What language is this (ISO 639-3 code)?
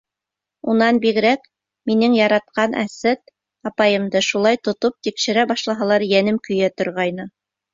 bak